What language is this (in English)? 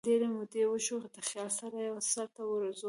Pashto